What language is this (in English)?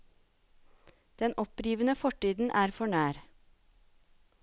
Norwegian